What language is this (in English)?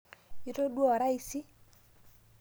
Masai